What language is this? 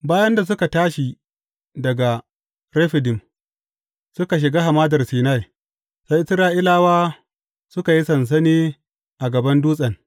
Hausa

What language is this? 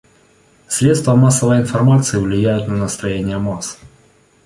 Russian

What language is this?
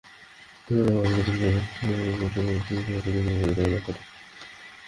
Bangla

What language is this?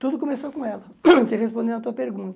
Portuguese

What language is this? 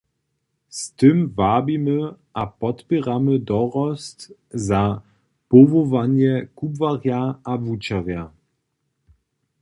Upper Sorbian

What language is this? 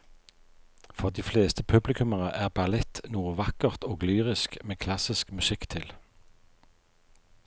Norwegian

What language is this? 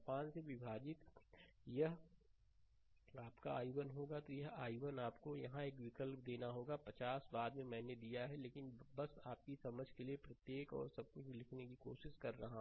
Hindi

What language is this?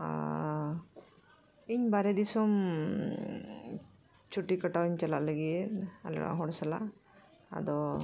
Santali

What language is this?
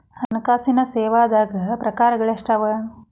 Kannada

